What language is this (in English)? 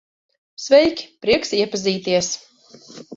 Latvian